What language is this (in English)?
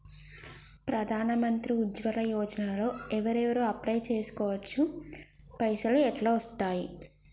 Telugu